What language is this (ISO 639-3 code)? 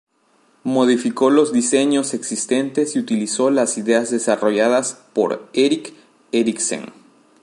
spa